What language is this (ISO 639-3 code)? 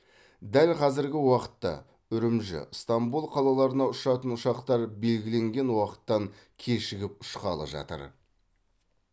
kaz